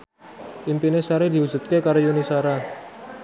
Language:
Javanese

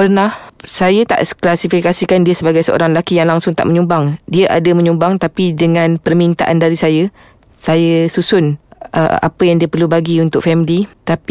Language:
Malay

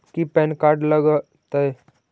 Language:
Magahi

